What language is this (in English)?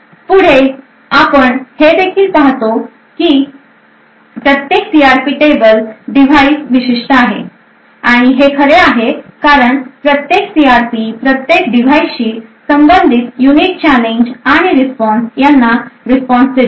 Marathi